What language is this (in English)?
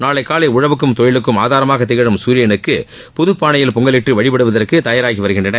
Tamil